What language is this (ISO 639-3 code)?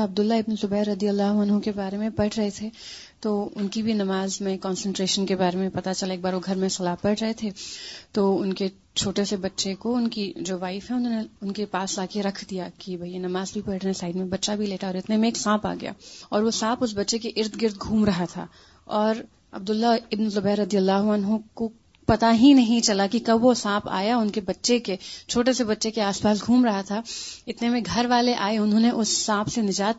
urd